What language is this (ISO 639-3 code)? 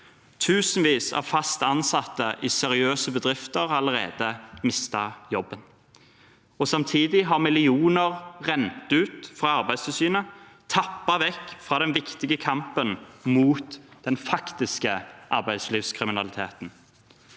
nor